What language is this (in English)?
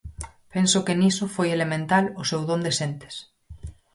Galician